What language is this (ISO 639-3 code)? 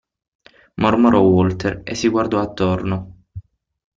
ita